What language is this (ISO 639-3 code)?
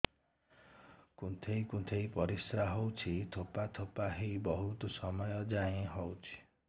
ori